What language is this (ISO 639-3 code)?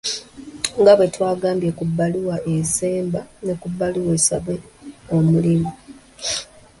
lug